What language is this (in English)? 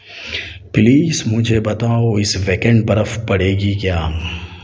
Urdu